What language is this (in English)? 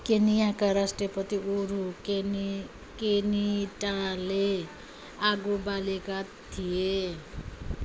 Nepali